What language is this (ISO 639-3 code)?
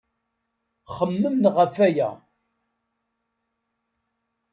kab